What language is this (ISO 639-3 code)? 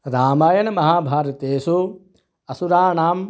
san